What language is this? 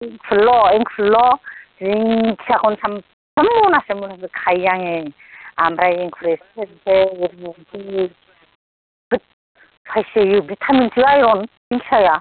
Bodo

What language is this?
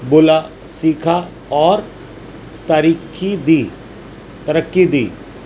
Urdu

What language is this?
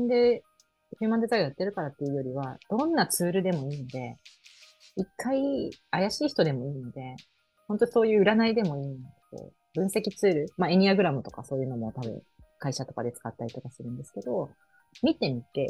Japanese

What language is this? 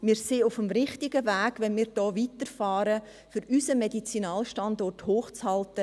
Swiss German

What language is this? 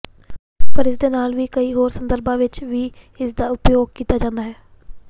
Punjabi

